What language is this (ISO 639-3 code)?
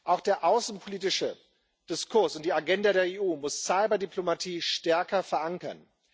deu